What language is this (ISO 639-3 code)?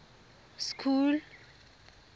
tsn